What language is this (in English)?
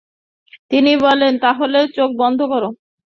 Bangla